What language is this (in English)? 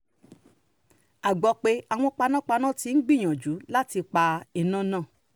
Yoruba